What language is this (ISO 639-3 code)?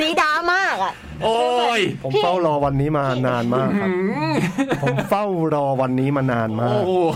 tha